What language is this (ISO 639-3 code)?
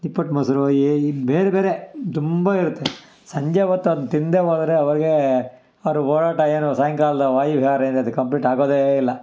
kan